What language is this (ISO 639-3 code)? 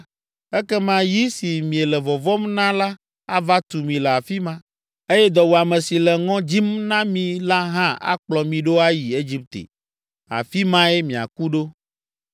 ewe